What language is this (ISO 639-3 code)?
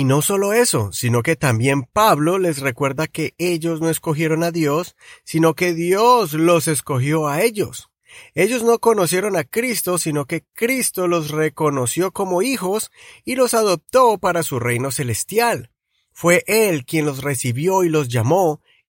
spa